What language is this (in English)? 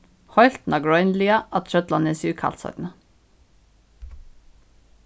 Faroese